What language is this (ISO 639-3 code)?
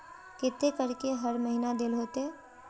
mag